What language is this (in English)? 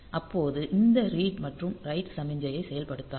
Tamil